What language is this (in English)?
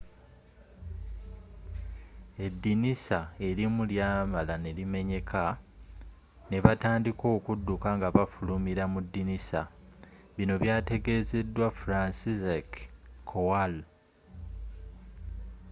Ganda